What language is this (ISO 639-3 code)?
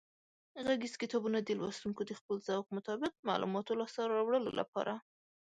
pus